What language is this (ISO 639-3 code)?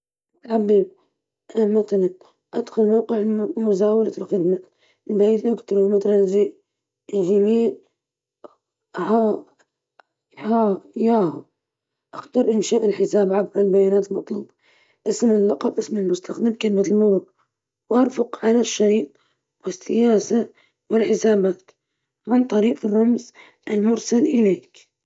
ayl